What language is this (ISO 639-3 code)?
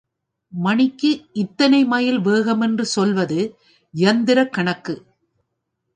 tam